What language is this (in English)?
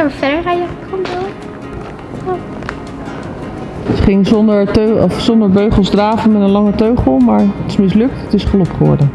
Dutch